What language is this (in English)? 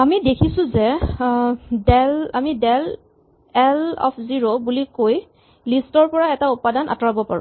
Assamese